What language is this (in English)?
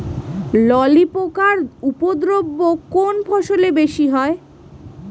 Bangla